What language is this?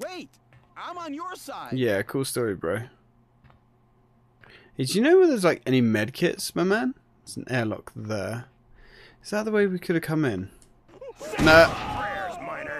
English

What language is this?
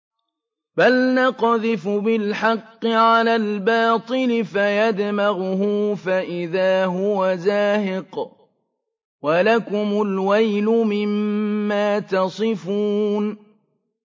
Arabic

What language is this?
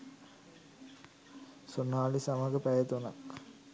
Sinhala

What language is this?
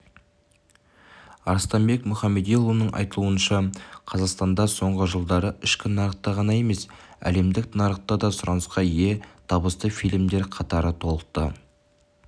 Kazakh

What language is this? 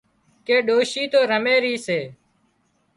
Wadiyara Koli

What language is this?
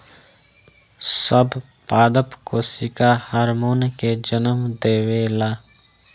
Bhojpuri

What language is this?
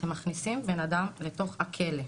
Hebrew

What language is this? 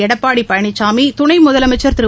Tamil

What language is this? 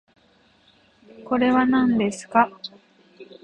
Japanese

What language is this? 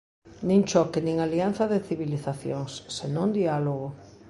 Galician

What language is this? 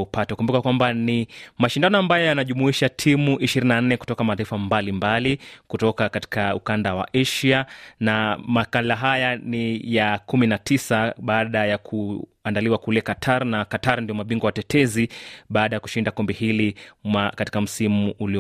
Swahili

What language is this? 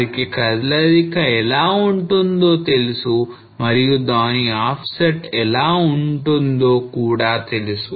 Telugu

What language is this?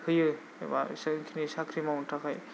Bodo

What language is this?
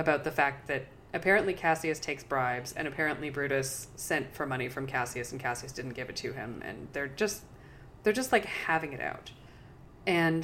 English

